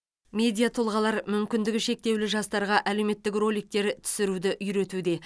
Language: Kazakh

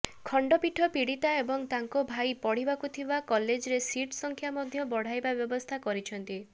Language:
Odia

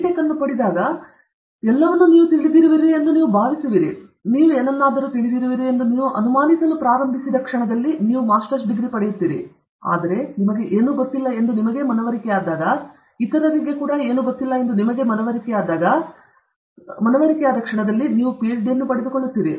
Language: Kannada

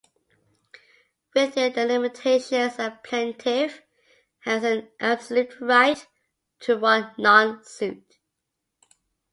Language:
English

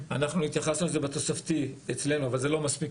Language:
Hebrew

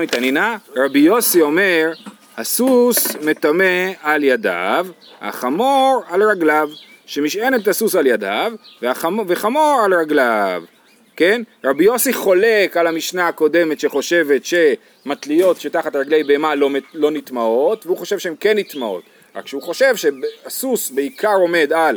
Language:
Hebrew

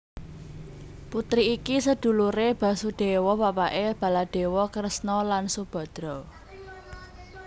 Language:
Javanese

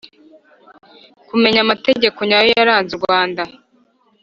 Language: Kinyarwanda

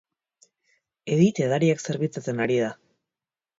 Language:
Basque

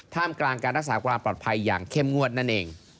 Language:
Thai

